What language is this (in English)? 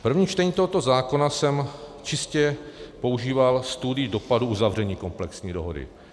Czech